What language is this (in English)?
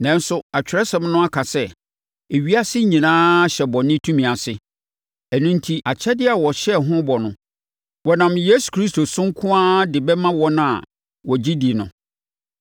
Akan